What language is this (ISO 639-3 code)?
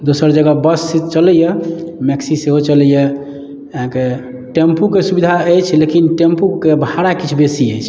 mai